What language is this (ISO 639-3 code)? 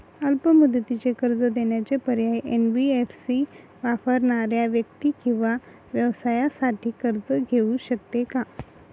mar